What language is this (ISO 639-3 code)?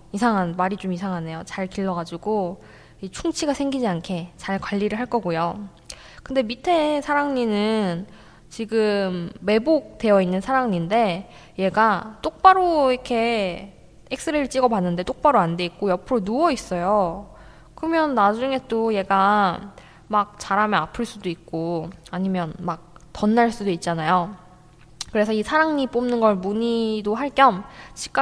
kor